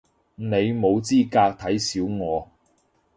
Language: Cantonese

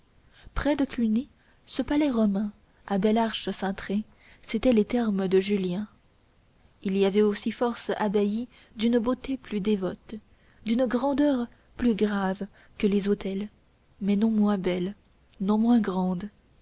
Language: French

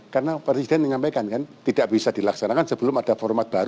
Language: Indonesian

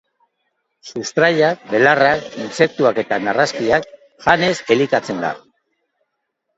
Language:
Basque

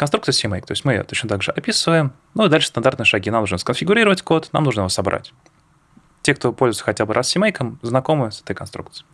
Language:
Russian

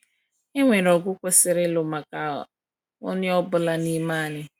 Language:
Igbo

